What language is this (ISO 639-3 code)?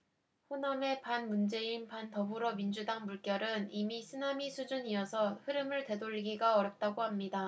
kor